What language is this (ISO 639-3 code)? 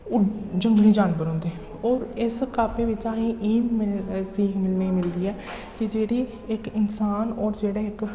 doi